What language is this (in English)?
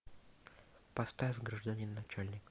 Russian